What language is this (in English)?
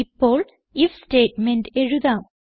Malayalam